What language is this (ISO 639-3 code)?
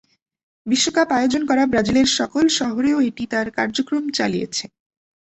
ben